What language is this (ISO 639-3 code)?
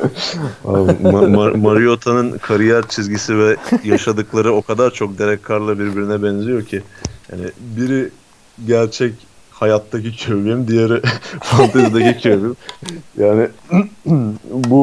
tur